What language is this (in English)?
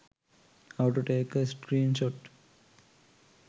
Sinhala